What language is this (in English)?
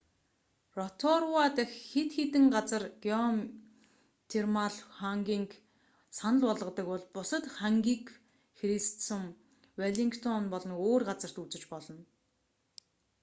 Mongolian